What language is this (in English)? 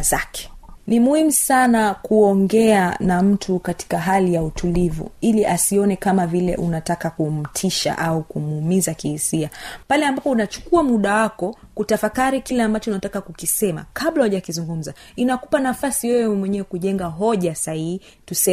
Swahili